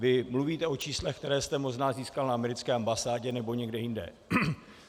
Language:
Czech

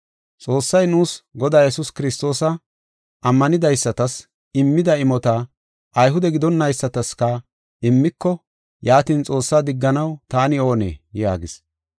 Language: Gofa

